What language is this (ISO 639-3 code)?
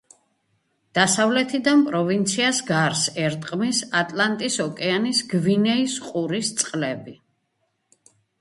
kat